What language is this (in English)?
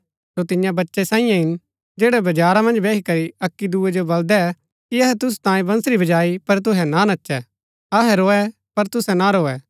Gaddi